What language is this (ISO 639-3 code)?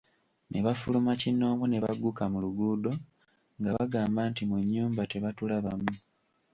lug